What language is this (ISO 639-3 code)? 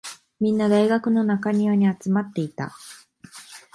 jpn